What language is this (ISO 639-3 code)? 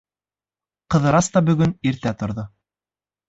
bak